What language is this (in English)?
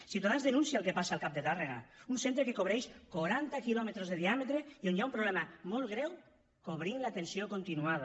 Catalan